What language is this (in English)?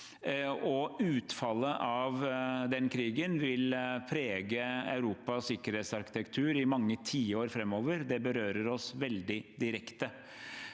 Norwegian